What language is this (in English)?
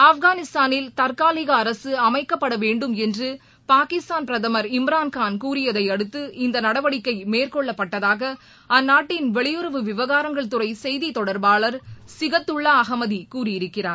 Tamil